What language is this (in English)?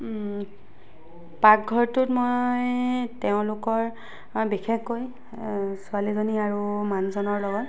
Assamese